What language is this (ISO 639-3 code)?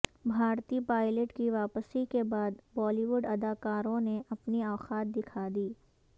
urd